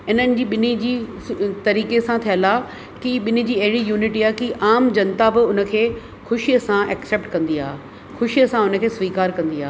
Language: Sindhi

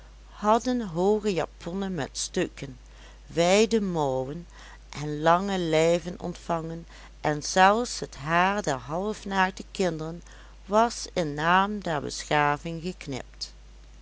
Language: Dutch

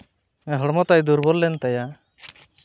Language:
Santali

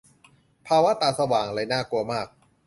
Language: Thai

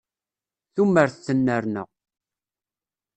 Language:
Kabyle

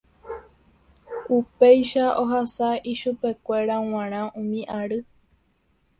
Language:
Guarani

